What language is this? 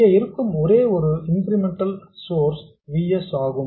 Tamil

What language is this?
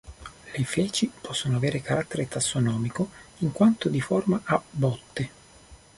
Italian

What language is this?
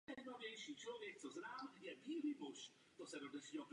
Czech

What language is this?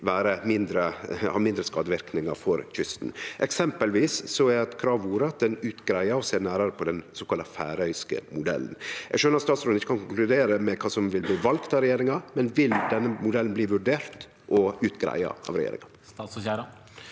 Norwegian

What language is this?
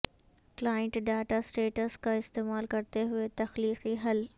Urdu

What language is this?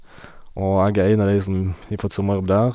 Norwegian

